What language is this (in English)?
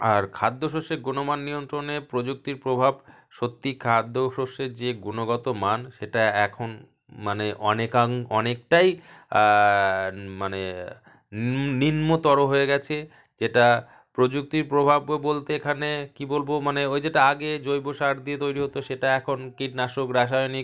Bangla